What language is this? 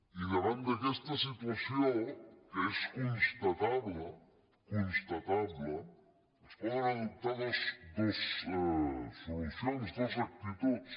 Catalan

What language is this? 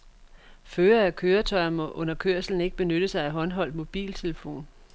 Danish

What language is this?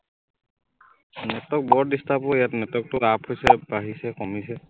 Assamese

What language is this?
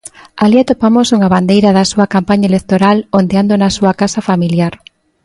Galician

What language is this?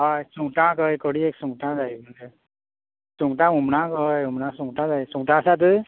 Konkani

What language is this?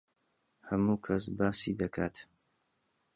Central Kurdish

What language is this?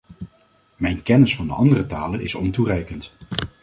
Dutch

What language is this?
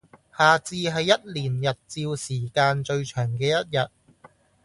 Cantonese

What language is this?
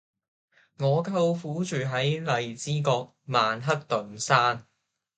Cantonese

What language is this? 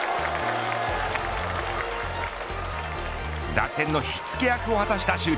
Japanese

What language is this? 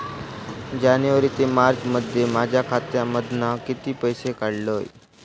Marathi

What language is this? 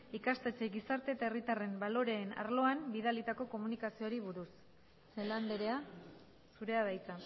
Basque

